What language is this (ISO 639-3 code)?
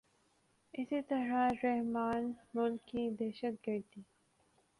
urd